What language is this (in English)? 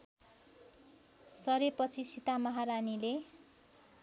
Nepali